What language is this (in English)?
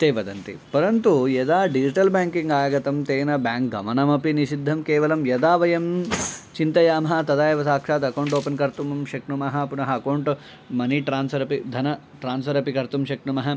Sanskrit